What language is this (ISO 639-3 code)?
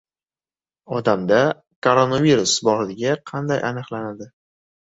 uzb